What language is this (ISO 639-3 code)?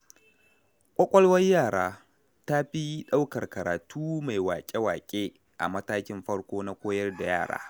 hau